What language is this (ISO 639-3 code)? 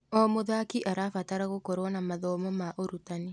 kik